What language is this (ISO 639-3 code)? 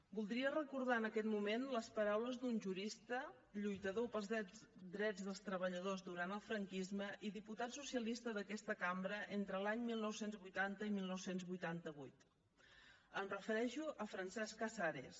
cat